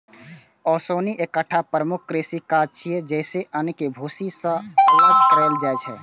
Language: Maithili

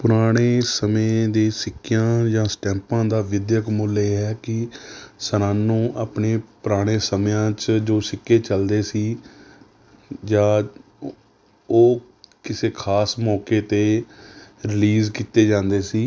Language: Punjabi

